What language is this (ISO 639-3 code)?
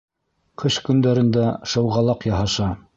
bak